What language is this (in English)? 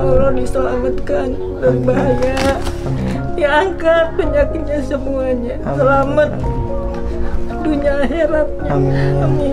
Indonesian